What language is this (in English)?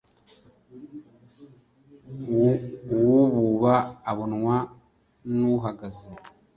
Kinyarwanda